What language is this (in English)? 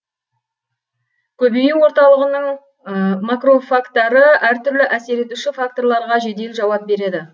Kazakh